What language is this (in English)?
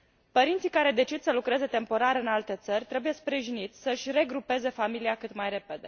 Romanian